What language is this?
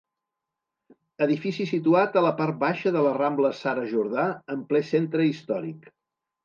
Catalan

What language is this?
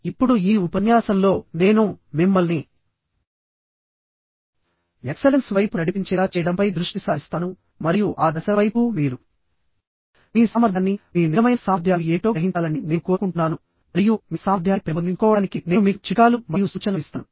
Telugu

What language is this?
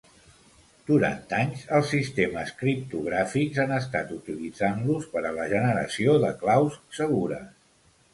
Catalan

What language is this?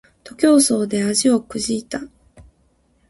Japanese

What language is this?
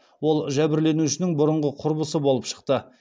Kazakh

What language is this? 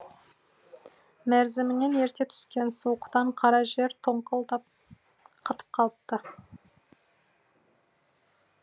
Kazakh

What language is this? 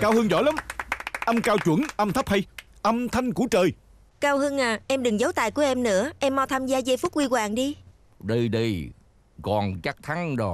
Vietnamese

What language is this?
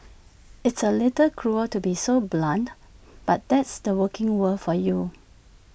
English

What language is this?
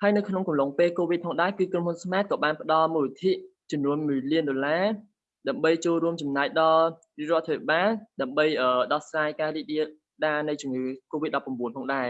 Vietnamese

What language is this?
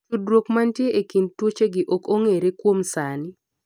Luo (Kenya and Tanzania)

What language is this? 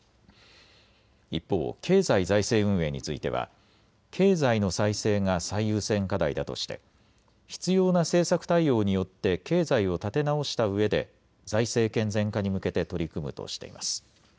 Japanese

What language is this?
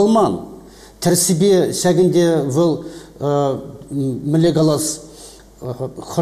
Russian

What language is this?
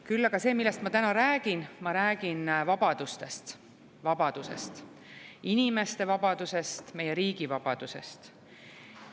Estonian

